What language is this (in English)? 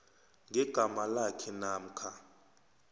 South Ndebele